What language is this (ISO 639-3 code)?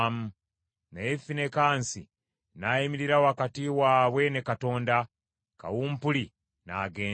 lug